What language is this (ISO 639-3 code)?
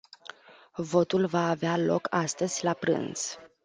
ron